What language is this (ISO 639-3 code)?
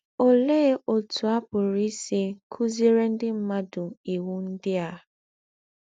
ibo